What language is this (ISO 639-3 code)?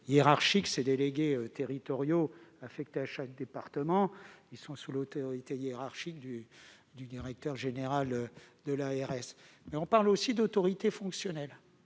fra